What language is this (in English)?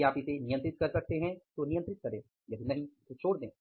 Hindi